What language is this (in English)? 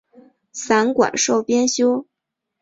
Chinese